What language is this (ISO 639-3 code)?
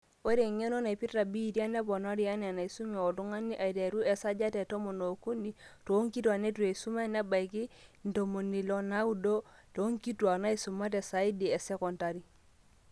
mas